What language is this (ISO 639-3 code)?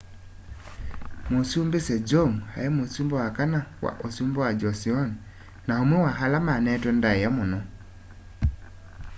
kam